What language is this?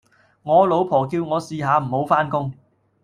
Cantonese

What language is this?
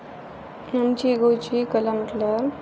Konkani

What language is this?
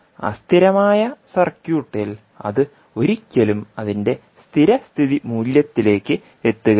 Malayalam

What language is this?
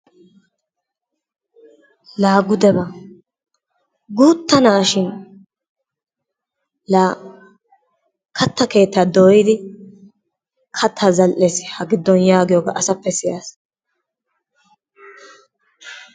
Wolaytta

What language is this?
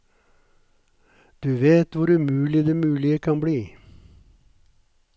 Norwegian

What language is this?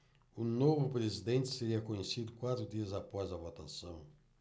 Portuguese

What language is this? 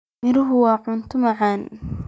Somali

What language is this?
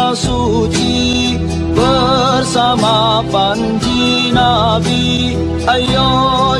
Indonesian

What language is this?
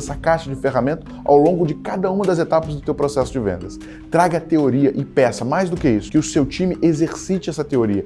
Portuguese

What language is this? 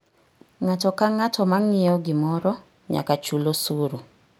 Luo (Kenya and Tanzania)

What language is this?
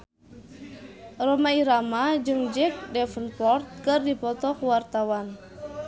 Sundanese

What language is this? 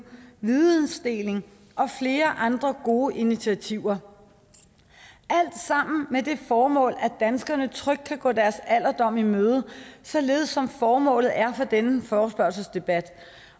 Danish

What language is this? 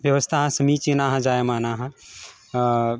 Sanskrit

